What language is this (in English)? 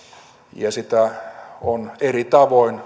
Finnish